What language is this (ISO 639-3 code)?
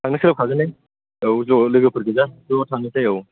brx